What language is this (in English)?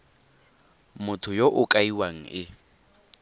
Tswana